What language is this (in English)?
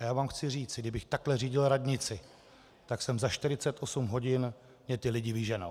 Czech